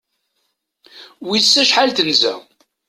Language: Kabyle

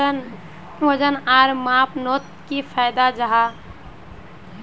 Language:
Magahi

